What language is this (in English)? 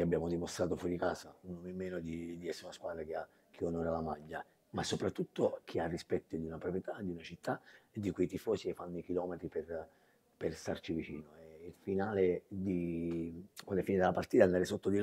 Italian